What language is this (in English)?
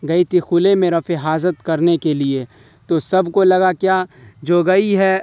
Urdu